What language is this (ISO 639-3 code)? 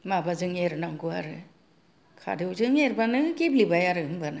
brx